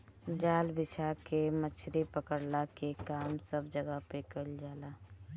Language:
Bhojpuri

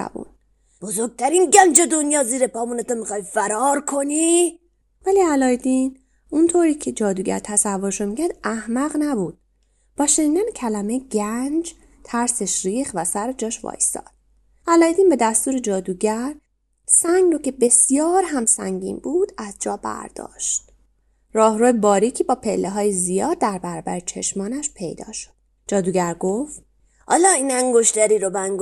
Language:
Persian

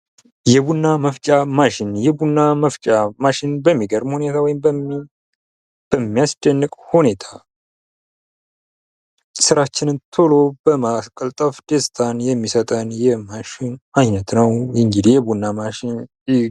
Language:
Amharic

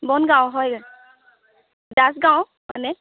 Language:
Assamese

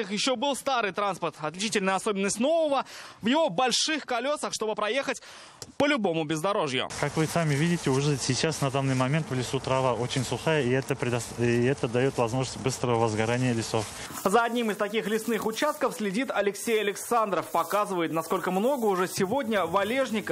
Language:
Russian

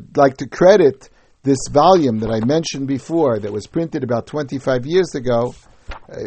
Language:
English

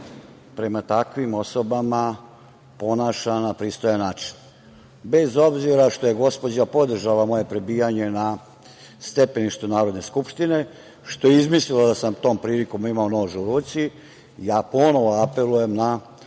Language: Serbian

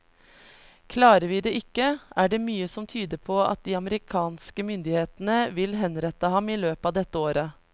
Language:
Norwegian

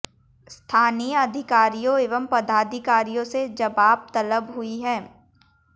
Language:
Hindi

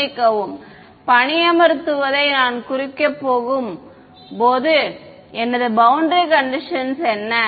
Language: Tamil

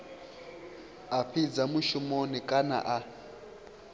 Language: Venda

